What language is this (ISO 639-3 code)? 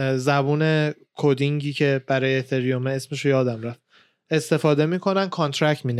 fas